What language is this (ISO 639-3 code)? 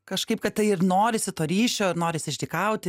lit